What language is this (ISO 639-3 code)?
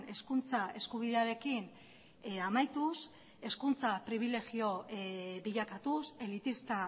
eus